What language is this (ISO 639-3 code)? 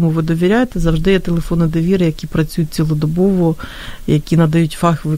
ukr